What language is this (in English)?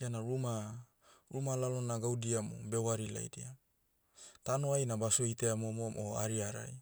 Motu